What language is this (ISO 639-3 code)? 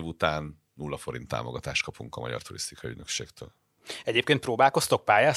hun